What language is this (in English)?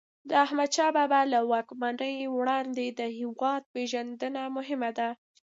Pashto